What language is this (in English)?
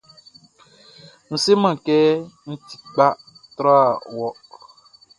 Baoulé